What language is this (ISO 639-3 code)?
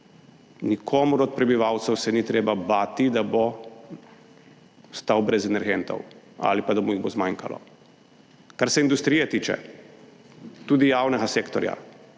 slv